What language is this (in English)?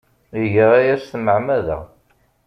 Kabyle